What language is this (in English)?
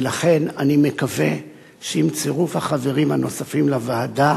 Hebrew